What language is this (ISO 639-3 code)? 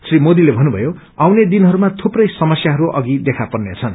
nep